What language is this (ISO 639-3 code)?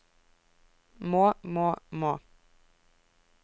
nor